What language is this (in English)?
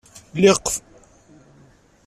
Kabyle